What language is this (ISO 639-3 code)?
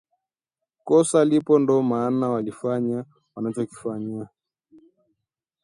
swa